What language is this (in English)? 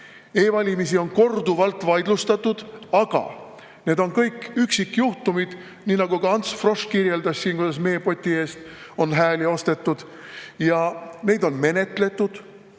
Estonian